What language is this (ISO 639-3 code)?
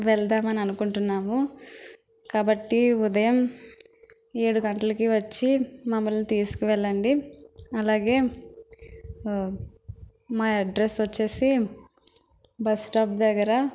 tel